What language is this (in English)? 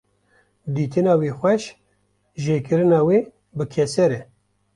Kurdish